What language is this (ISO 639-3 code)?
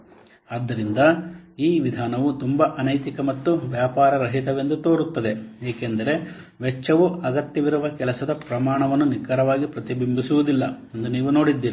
kan